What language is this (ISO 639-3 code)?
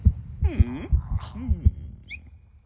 jpn